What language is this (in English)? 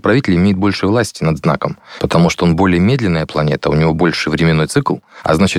Russian